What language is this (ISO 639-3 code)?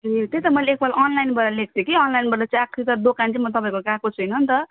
nep